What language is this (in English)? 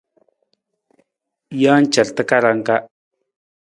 Nawdm